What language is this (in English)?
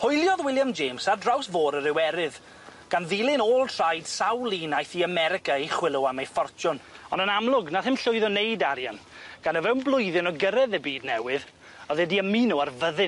Welsh